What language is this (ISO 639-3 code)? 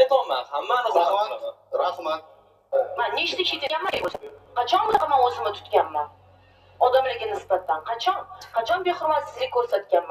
tur